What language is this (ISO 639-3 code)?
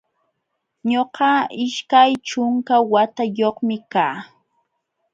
qxw